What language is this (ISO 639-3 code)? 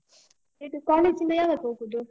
kan